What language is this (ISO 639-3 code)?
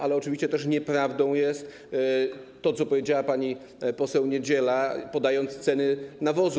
pol